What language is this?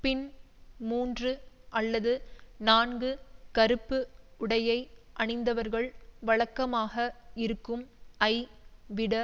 Tamil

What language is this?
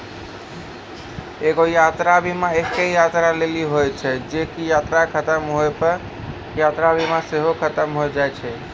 Maithili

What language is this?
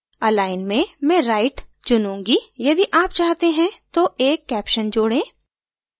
Hindi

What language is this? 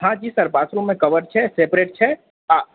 Maithili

